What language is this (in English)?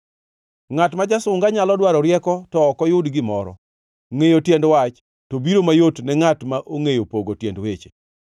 Luo (Kenya and Tanzania)